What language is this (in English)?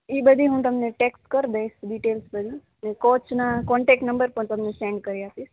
Gujarati